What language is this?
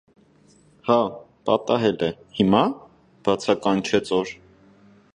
Armenian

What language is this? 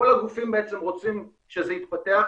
Hebrew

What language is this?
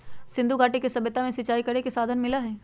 Magahi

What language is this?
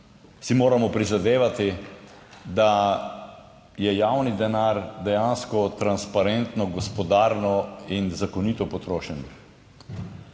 Slovenian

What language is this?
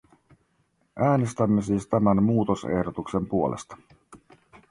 Finnish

